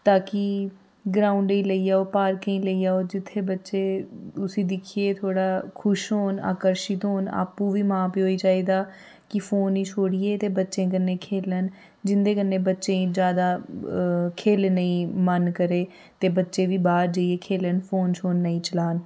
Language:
Dogri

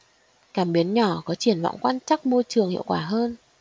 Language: Vietnamese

